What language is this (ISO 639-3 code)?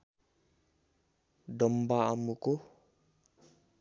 nep